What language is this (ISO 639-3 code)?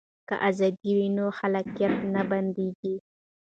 pus